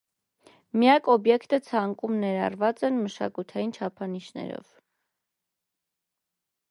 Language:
Armenian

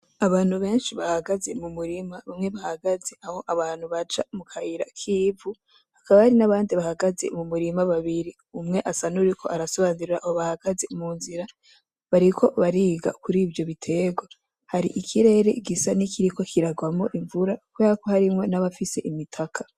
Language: Rundi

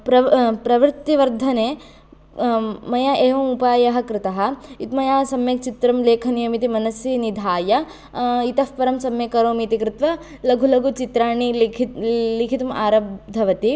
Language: Sanskrit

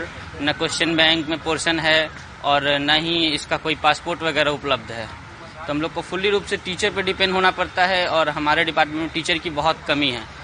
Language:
Hindi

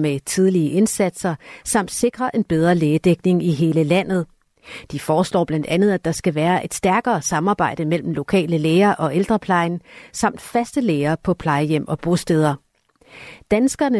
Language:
Danish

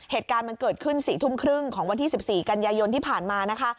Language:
Thai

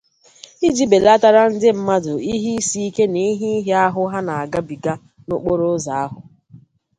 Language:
Igbo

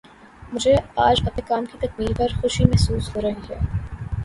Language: Urdu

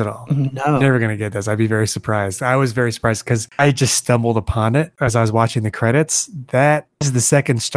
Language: English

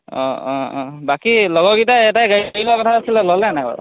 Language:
Assamese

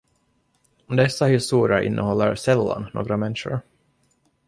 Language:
Swedish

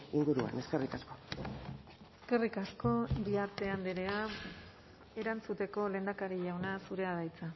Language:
Basque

